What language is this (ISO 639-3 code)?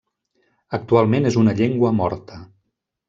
cat